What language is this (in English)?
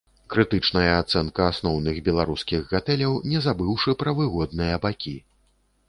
Belarusian